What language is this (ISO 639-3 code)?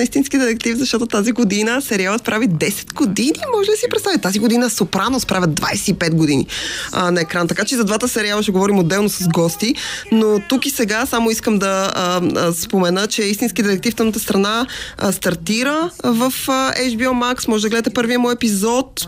bul